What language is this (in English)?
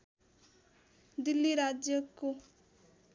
Nepali